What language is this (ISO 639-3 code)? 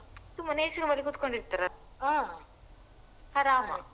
kan